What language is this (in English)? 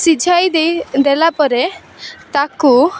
Odia